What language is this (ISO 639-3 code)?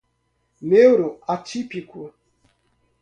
por